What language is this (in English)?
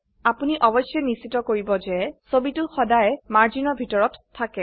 Assamese